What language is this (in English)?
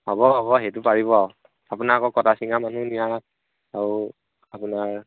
Assamese